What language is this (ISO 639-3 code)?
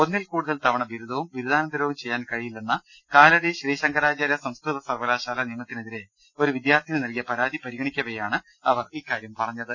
mal